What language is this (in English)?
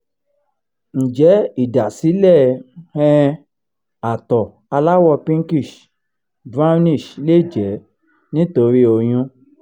Yoruba